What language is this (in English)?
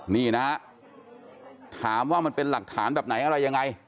Thai